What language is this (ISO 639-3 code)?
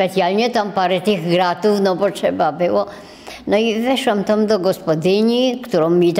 pol